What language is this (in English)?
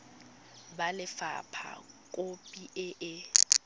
Tswana